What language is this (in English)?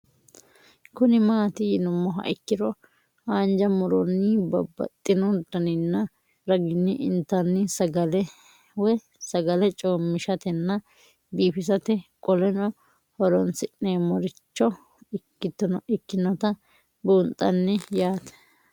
Sidamo